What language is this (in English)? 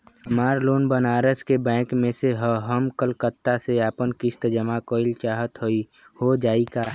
Bhojpuri